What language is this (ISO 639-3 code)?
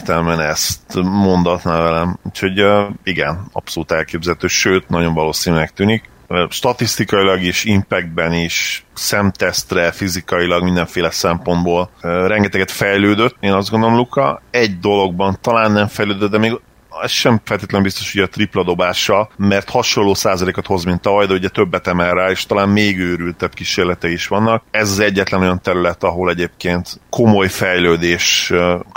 hun